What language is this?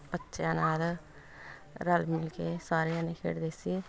Punjabi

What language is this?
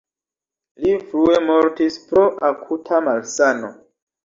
Esperanto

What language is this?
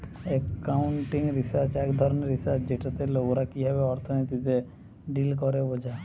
Bangla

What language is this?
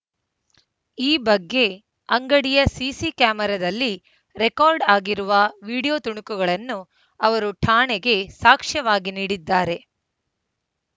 Kannada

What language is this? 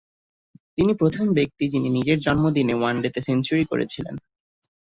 Bangla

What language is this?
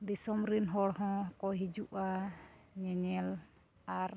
Santali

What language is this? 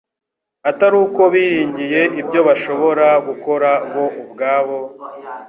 Kinyarwanda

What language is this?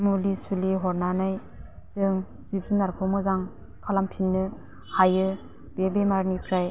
Bodo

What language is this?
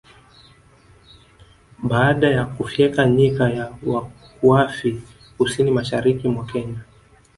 Swahili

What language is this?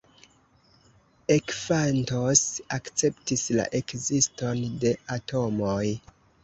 Esperanto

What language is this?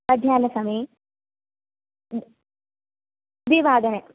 Sanskrit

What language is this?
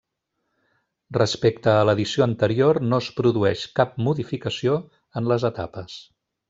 Catalan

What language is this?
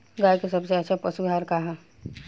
Bhojpuri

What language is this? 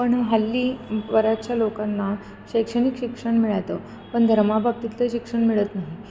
Marathi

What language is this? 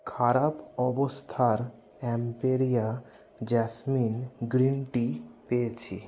Bangla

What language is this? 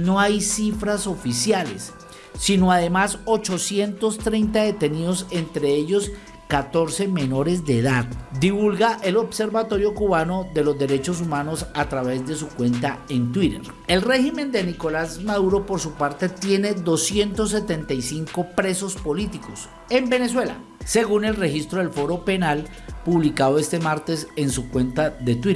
Spanish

